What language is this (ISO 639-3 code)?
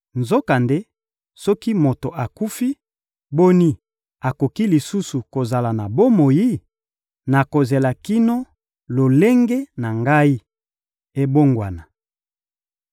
lin